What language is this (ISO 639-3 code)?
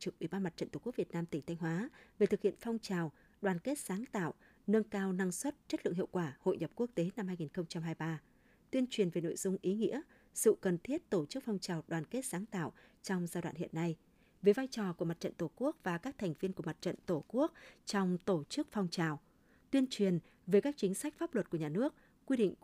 vie